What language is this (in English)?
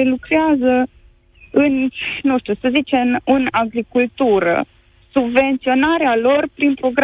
Romanian